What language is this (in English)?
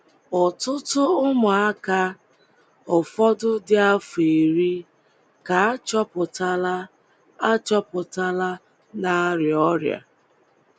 Igbo